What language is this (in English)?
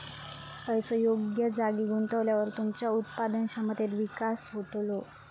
Marathi